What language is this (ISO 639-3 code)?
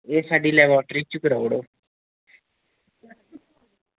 doi